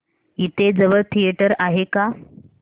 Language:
Marathi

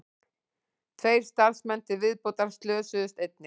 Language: Icelandic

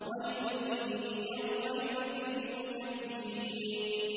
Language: Arabic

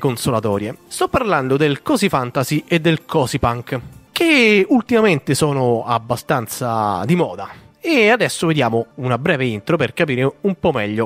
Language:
Italian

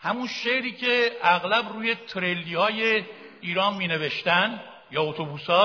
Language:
Persian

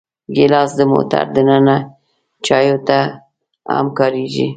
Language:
Pashto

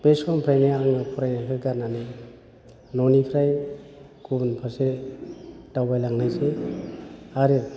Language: Bodo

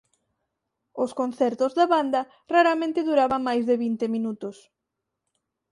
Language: Galician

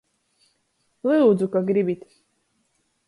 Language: Latgalian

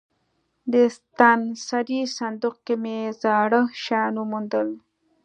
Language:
Pashto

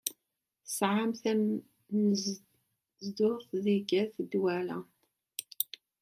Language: Kabyle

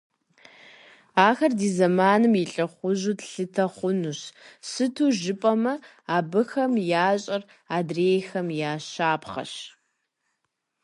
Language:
Kabardian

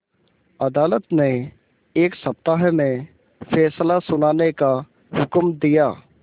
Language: Hindi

